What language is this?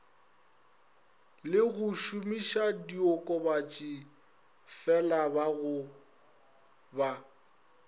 Northern Sotho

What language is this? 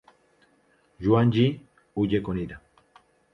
Spanish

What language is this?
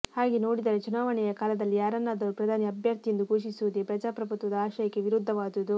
Kannada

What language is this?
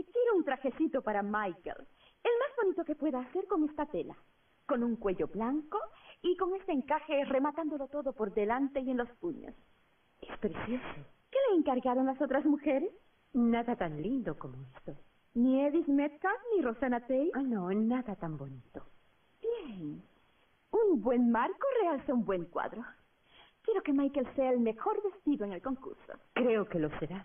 Spanish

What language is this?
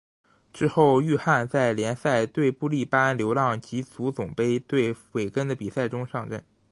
Chinese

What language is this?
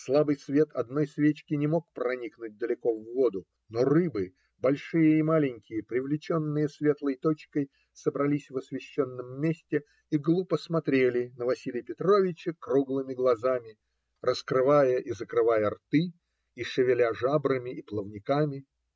Russian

